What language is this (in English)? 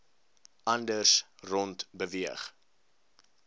Afrikaans